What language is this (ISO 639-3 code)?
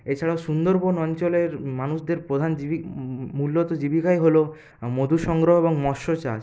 ben